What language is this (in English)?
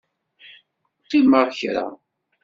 Kabyle